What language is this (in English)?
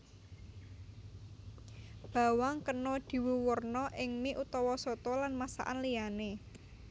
Javanese